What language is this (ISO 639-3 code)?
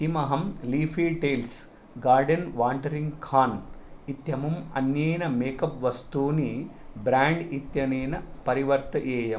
san